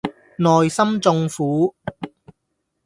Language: Cantonese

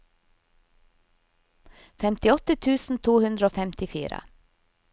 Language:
Norwegian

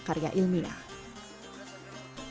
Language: Indonesian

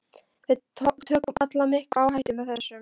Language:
Icelandic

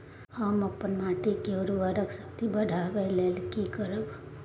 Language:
Maithili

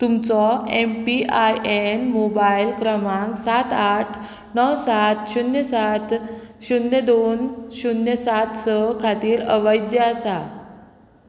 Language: Konkani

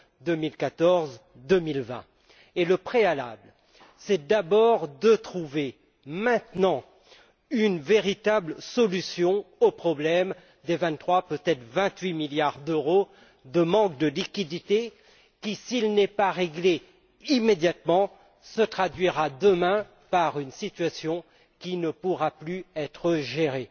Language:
French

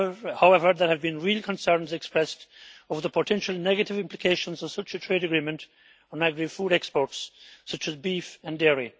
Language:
English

